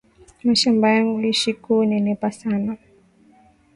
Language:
Swahili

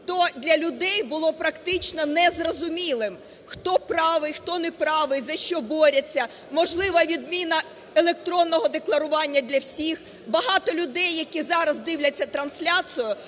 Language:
Ukrainian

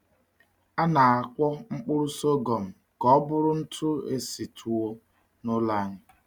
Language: Igbo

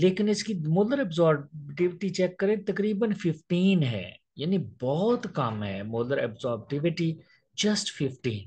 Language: Hindi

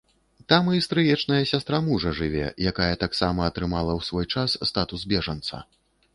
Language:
Belarusian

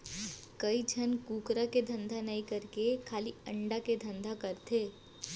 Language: Chhattisgarhi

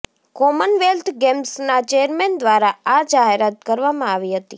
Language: Gujarati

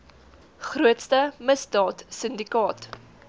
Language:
Afrikaans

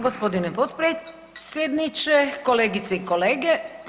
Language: Croatian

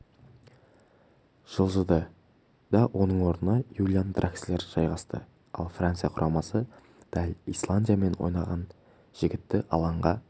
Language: Kazakh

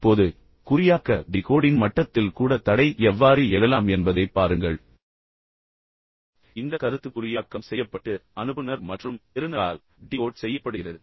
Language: Tamil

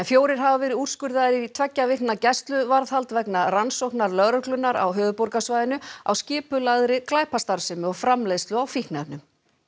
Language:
Icelandic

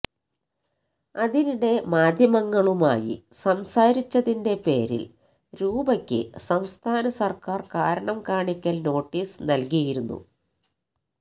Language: Malayalam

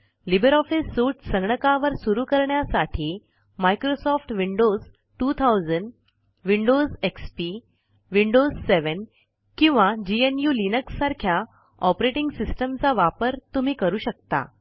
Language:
Marathi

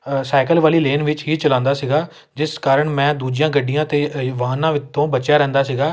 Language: Punjabi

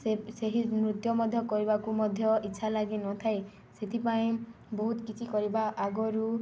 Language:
Odia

